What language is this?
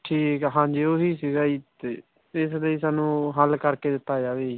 Punjabi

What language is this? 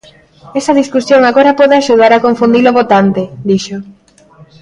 Galician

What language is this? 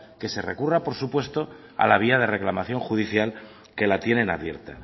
Spanish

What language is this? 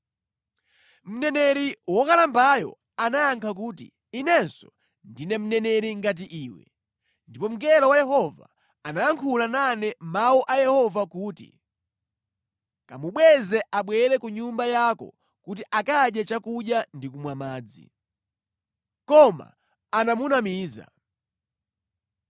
Nyanja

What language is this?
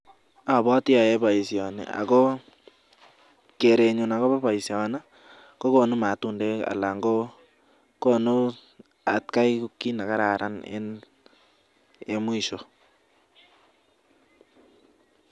Kalenjin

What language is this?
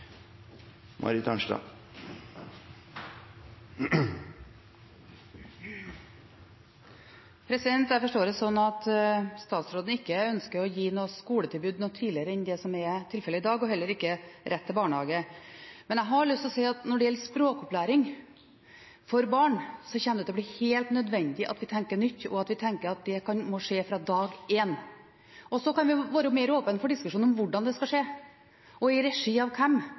Norwegian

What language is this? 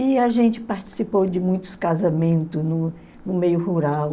Portuguese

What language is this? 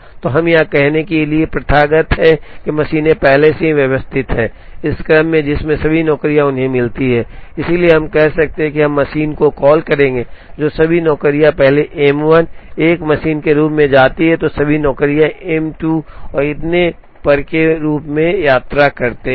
Hindi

